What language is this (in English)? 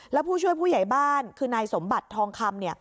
Thai